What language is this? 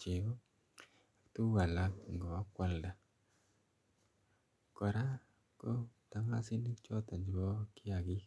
Kalenjin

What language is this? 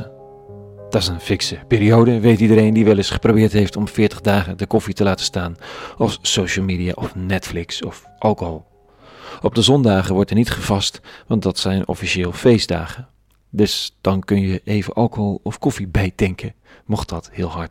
Dutch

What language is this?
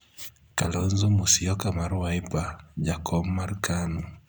Luo (Kenya and Tanzania)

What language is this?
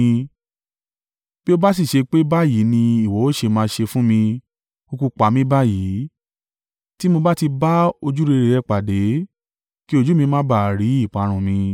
Yoruba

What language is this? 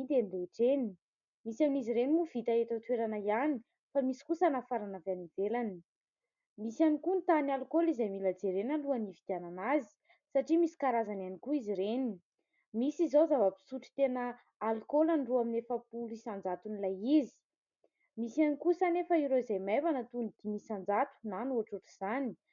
Malagasy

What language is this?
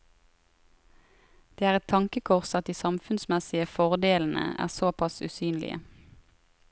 Norwegian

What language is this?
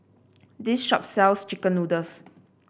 English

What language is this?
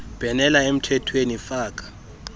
Xhosa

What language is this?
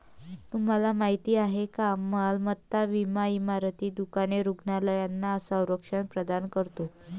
Marathi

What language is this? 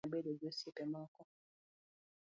Luo (Kenya and Tanzania)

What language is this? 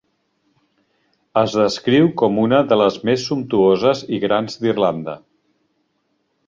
Catalan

